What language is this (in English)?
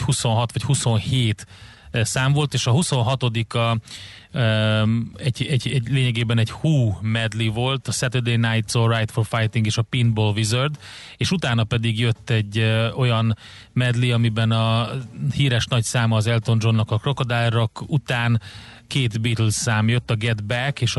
Hungarian